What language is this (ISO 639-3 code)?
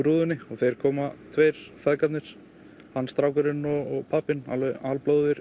isl